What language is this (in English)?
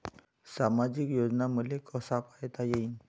Marathi